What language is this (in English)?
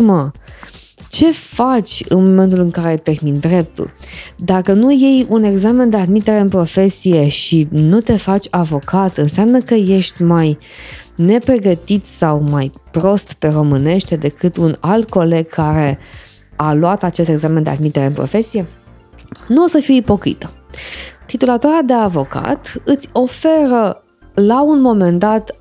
Romanian